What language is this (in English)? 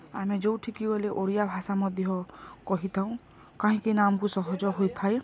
Odia